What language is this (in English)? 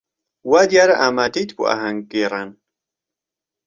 Central Kurdish